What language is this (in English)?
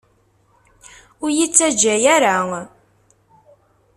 Kabyle